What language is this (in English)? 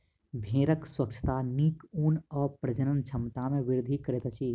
Maithili